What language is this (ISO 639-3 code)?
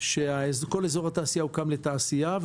heb